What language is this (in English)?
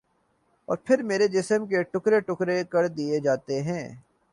Urdu